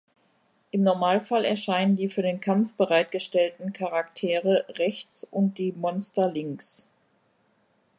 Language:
German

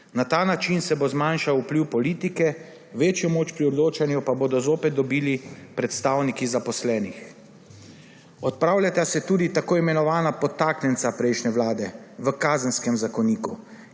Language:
Slovenian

